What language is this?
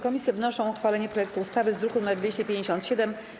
Polish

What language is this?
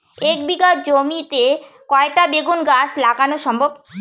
Bangla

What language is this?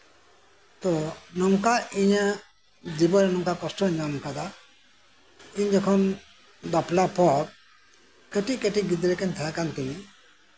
Santali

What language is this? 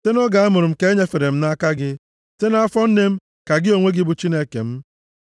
Igbo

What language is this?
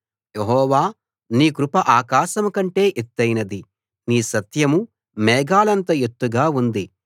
Telugu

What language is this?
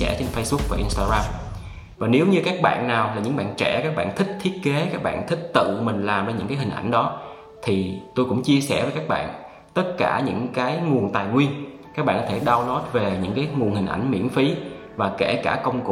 Vietnamese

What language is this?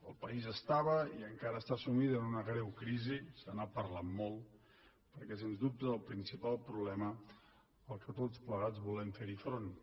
Catalan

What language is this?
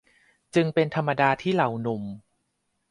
Thai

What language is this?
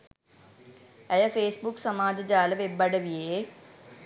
Sinhala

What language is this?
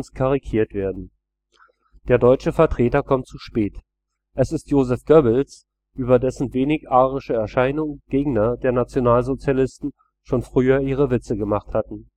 German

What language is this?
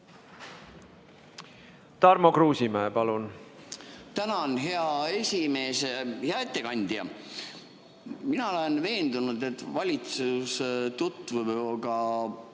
Estonian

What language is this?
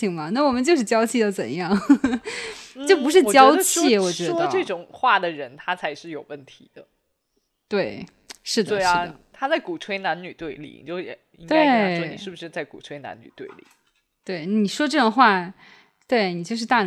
Chinese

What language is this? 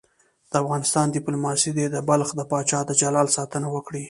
Pashto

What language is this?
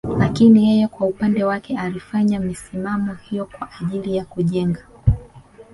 Swahili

